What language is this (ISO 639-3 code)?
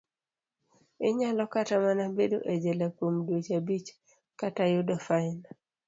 luo